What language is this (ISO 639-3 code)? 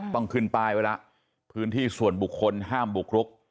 tha